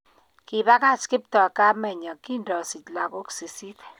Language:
Kalenjin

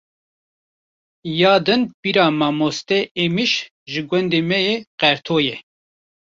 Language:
Kurdish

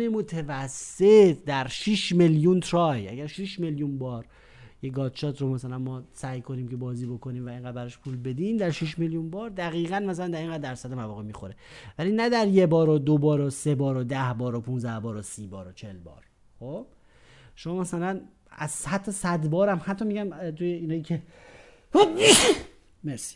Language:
Persian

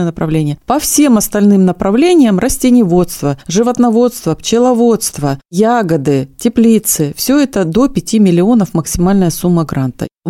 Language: Russian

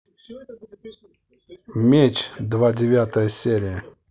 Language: Russian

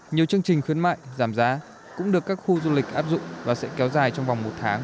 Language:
Vietnamese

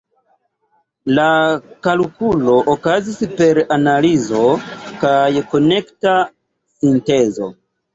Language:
Esperanto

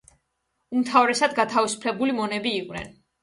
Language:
Georgian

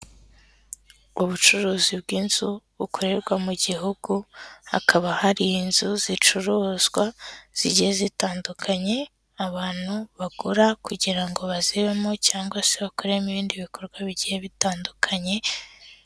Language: Kinyarwanda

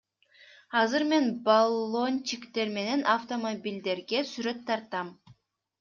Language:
Kyrgyz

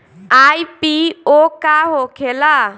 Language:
Bhojpuri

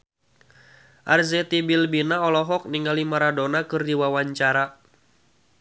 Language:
Sundanese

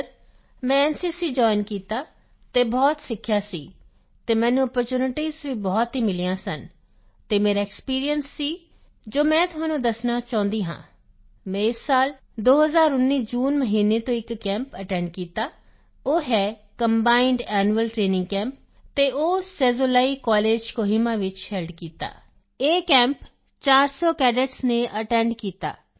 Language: Punjabi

